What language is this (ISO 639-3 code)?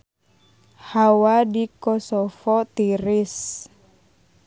sun